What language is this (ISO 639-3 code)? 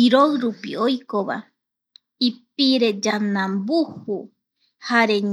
gui